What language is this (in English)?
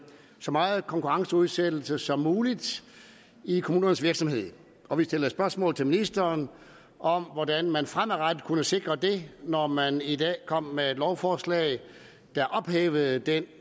Danish